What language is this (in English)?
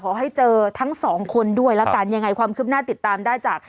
Thai